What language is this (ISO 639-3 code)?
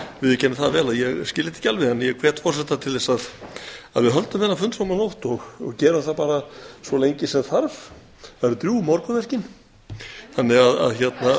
isl